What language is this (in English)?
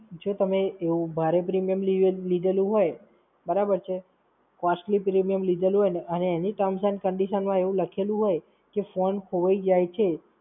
Gujarati